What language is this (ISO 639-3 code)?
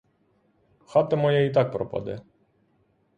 ukr